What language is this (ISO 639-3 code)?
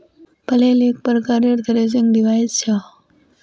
mag